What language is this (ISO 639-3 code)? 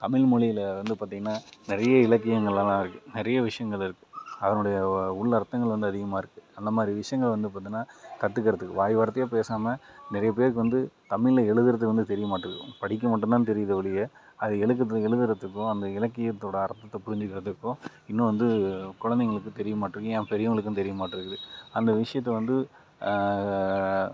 tam